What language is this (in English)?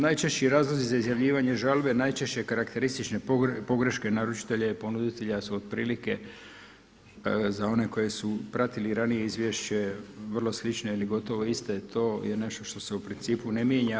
Croatian